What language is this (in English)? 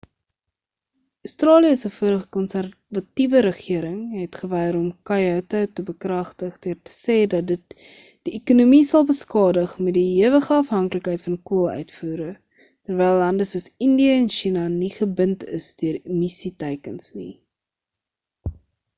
Afrikaans